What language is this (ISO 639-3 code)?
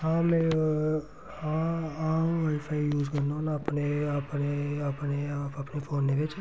doi